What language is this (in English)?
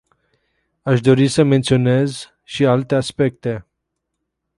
Romanian